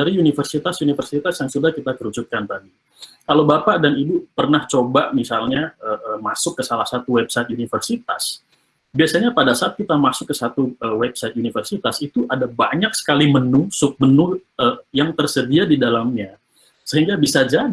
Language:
Indonesian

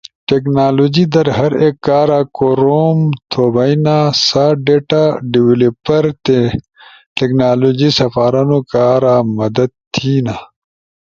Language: Ushojo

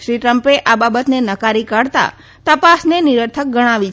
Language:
Gujarati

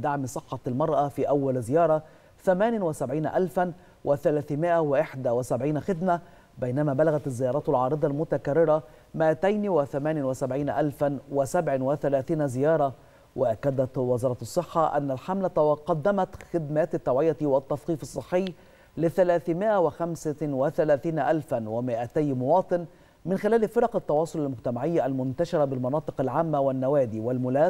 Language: Arabic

